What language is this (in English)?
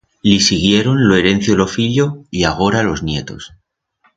Aragonese